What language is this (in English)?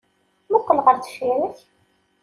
Kabyle